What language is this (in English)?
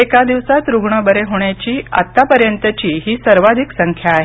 Marathi